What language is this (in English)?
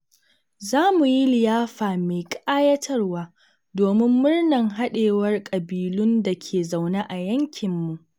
Hausa